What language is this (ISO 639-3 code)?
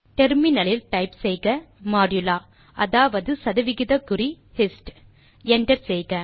tam